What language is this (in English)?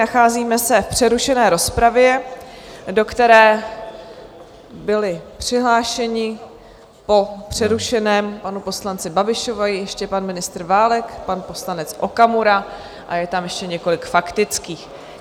Czech